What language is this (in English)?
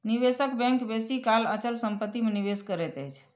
Maithili